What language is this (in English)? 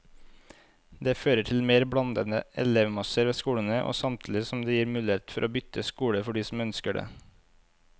Norwegian